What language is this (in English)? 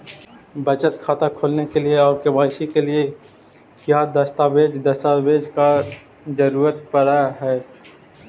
Magahi